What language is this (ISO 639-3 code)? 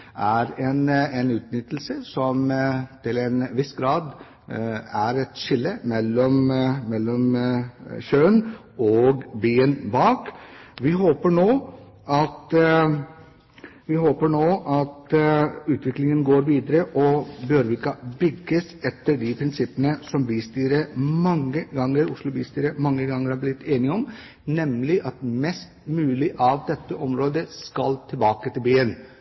nob